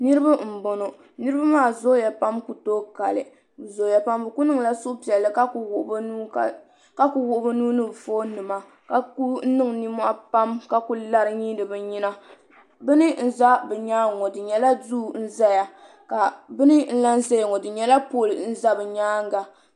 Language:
Dagbani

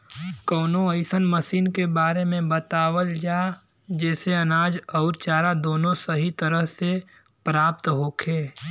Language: Bhojpuri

